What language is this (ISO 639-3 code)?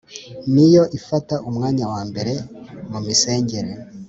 kin